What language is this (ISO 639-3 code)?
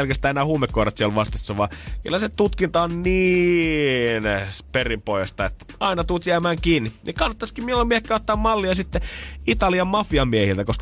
fin